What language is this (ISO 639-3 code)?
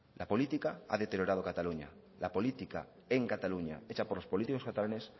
spa